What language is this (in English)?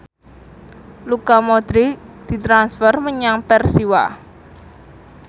Javanese